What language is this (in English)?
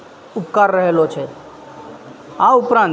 Gujarati